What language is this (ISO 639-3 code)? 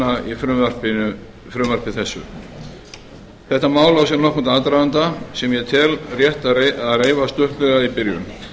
isl